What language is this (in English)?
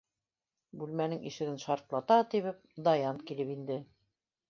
Bashkir